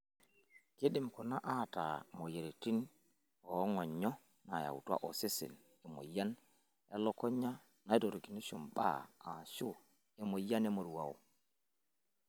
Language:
Masai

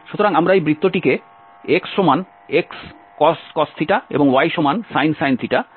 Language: Bangla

